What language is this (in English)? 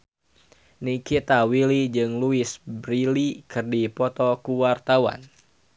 Sundanese